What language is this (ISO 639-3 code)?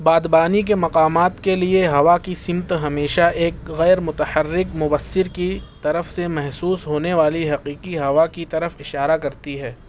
urd